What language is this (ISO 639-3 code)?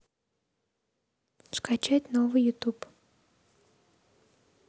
rus